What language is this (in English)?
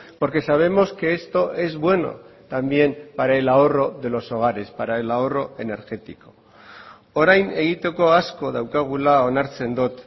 Spanish